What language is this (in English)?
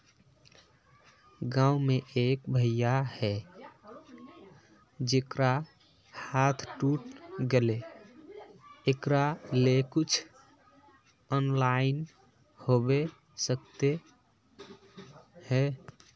Magahi